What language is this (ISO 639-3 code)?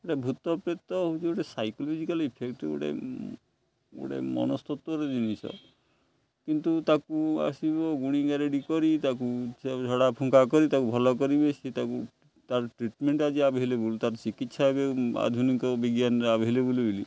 ori